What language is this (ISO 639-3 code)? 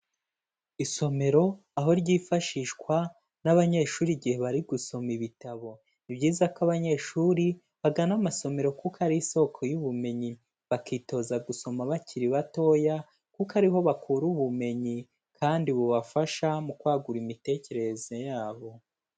kin